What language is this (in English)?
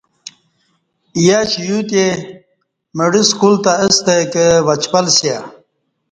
Kati